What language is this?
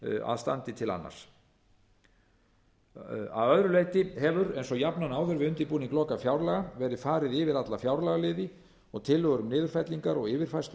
Icelandic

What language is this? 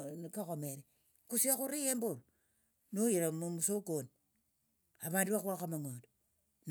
Tsotso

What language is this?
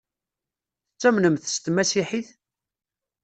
Kabyle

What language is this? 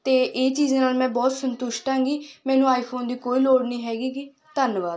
Punjabi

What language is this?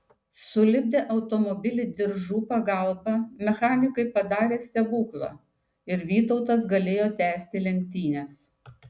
Lithuanian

